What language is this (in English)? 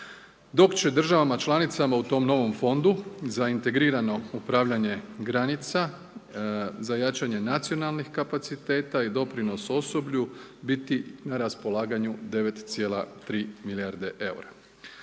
Croatian